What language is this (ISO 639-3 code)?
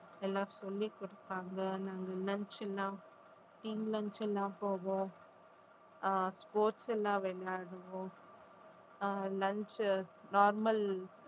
tam